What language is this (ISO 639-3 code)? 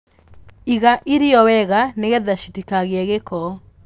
kik